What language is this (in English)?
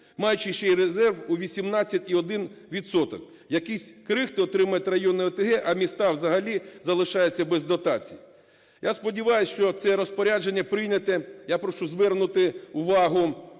Ukrainian